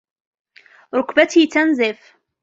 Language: Arabic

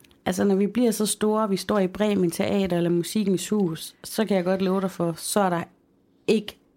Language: Danish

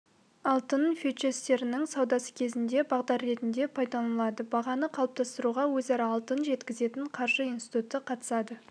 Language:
Kazakh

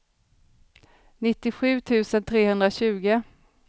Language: Swedish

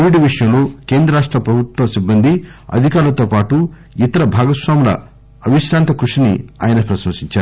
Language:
Telugu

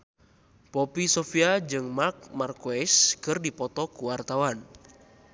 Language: Sundanese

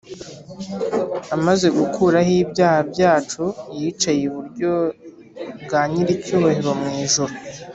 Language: Kinyarwanda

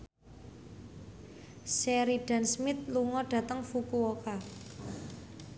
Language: Javanese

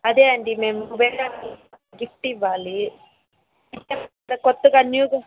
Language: Telugu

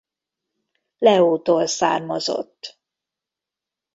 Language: Hungarian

